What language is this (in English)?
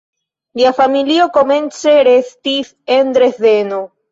Esperanto